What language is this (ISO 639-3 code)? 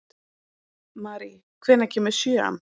isl